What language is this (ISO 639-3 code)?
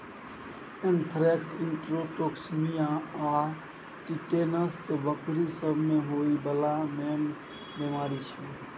mai